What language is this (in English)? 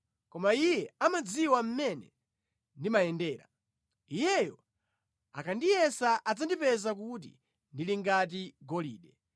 Nyanja